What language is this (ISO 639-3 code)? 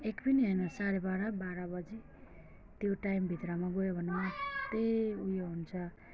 nep